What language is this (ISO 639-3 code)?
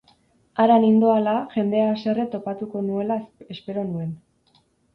eus